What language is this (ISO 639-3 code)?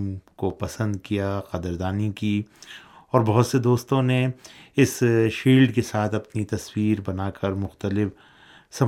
urd